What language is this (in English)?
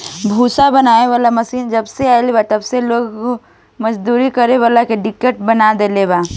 Bhojpuri